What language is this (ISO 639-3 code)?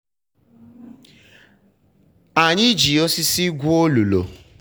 ibo